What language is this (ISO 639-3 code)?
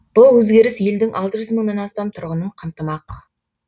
kaz